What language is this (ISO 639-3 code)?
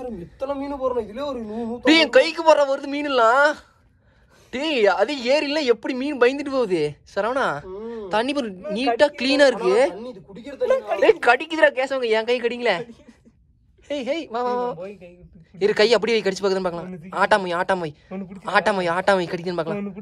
tam